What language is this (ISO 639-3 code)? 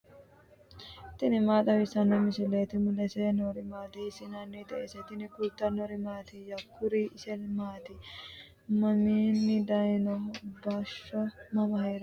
sid